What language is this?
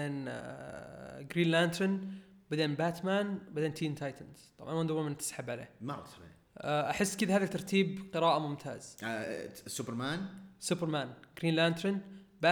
Arabic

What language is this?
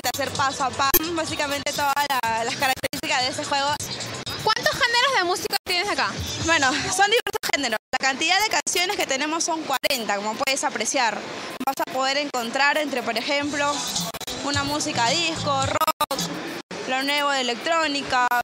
Spanish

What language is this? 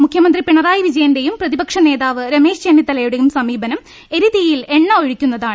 Malayalam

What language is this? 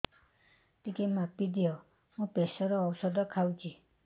Odia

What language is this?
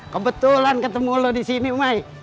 Indonesian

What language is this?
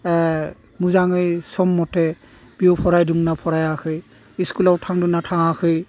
Bodo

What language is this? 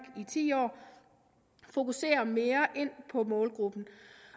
Danish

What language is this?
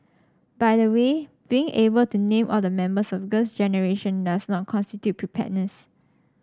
English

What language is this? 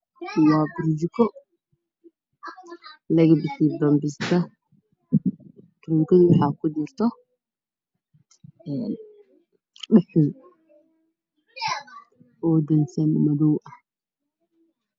Somali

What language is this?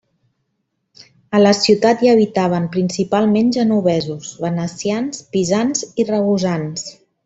Catalan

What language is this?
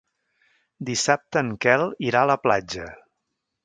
Catalan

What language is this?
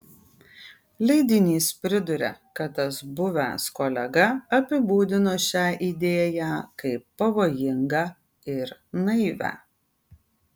Lithuanian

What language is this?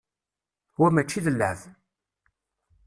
Kabyle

